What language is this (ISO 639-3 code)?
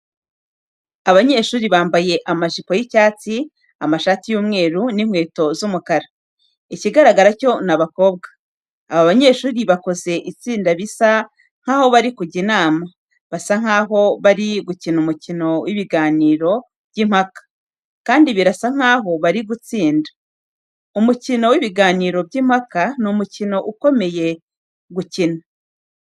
kin